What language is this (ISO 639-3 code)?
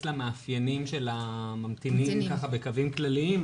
heb